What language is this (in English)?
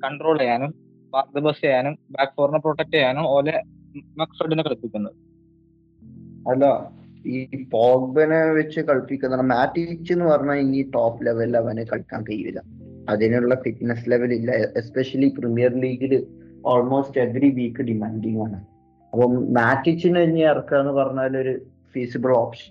Malayalam